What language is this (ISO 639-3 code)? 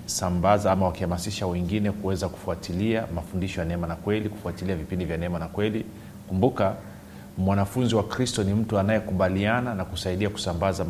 swa